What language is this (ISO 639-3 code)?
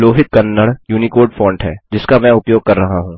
hin